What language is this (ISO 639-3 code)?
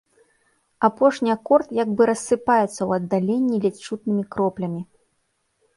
bel